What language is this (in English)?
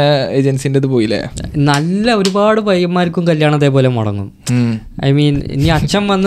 Malayalam